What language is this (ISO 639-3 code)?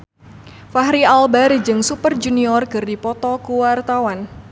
sun